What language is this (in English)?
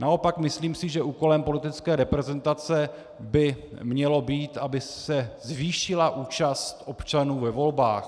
Czech